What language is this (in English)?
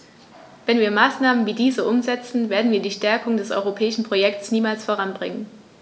German